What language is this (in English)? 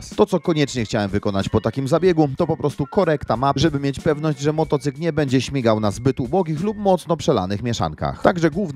Polish